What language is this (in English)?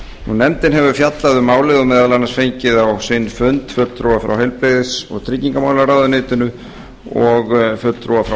Icelandic